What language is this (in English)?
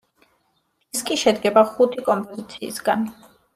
Georgian